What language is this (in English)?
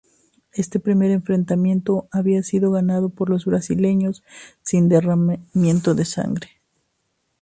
Spanish